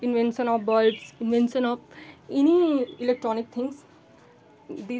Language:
Hindi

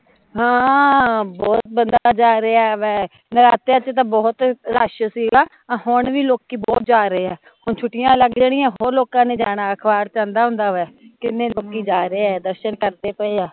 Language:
Punjabi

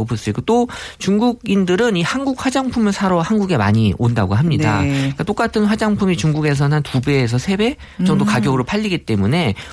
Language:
Korean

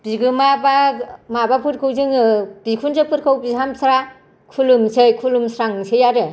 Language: Bodo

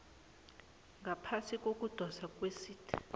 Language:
South Ndebele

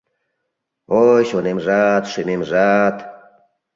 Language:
Mari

